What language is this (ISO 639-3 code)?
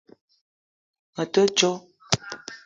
eto